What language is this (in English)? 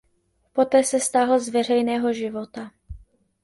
Czech